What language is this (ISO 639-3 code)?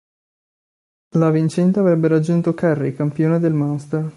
ita